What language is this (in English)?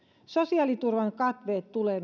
Finnish